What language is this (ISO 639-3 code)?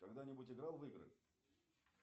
rus